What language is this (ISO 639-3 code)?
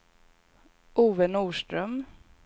swe